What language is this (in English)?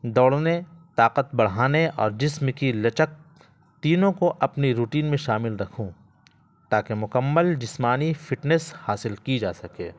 Urdu